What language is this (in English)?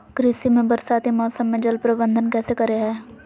Magahi